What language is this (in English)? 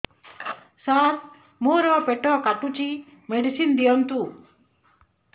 Odia